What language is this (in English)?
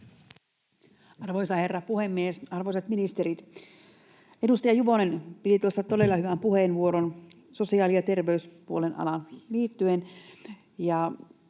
Finnish